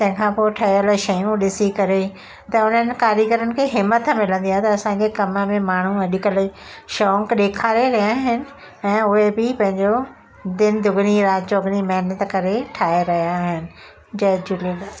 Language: Sindhi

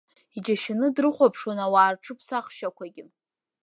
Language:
Abkhazian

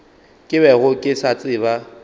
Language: Northern Sotho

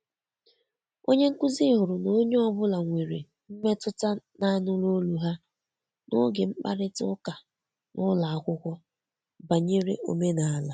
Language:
Igbo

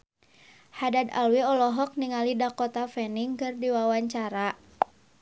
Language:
Sundanese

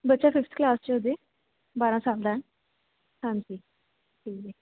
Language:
Punjabi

